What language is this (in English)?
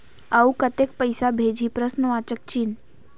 Chhattisgarhi